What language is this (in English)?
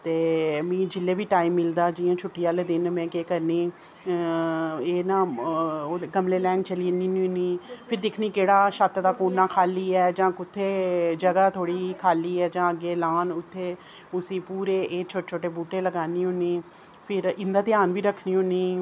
Dogri